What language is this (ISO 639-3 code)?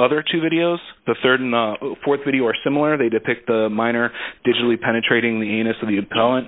eng